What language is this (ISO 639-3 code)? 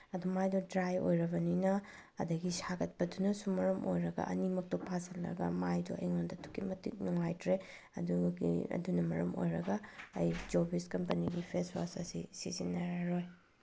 mni